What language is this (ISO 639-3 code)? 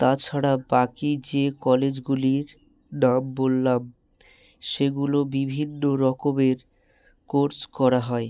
ben